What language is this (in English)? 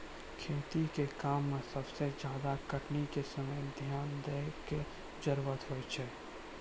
Maithili